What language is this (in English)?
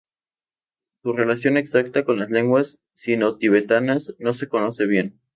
Spanish